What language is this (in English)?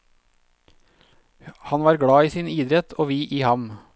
Norwegian